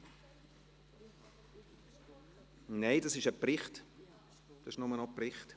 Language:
Swiss German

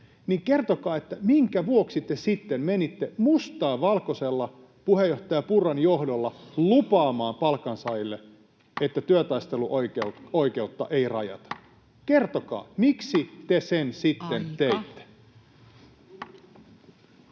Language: Finnish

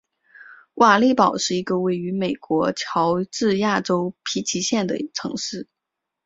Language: Chinese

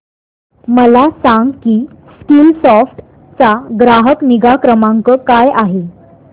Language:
Marathi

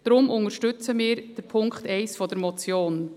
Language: Swiss German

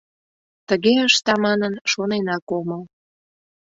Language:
Mari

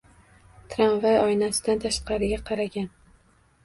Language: Uzbek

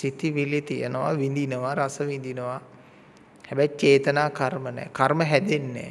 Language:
Sinhala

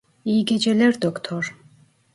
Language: Turkish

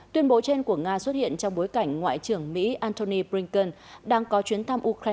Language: Vietnamese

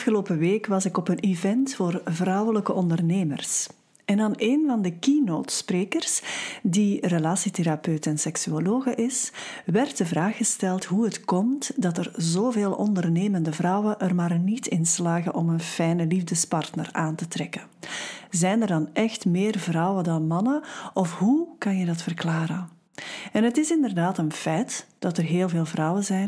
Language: Dutch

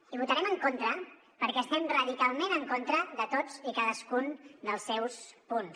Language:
Catalan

